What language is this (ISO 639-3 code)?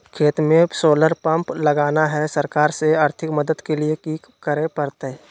mag